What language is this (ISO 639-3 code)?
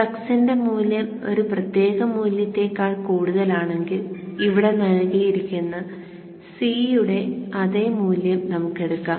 mal